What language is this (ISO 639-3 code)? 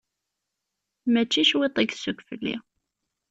kab